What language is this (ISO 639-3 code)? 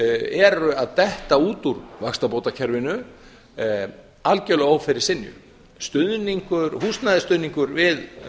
isl